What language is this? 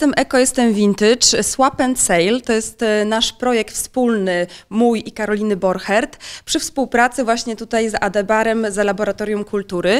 Polish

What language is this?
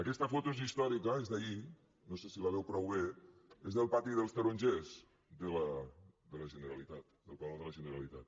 Catalan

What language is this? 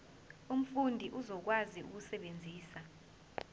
Zulu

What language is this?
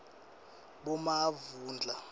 Swati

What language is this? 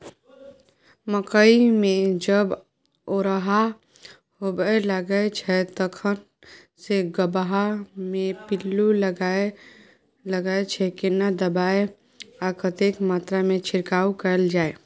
Maithili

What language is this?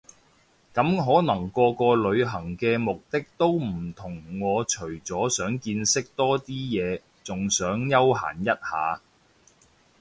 Cantonese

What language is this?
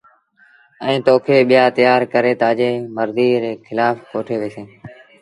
Sindhi Bhil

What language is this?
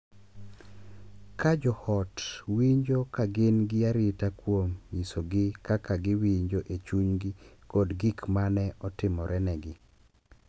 Luo (Kenya and Tanzania)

